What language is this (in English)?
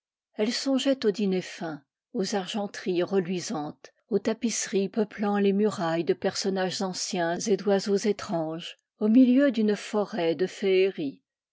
French